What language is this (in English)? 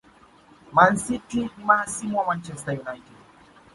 Swahili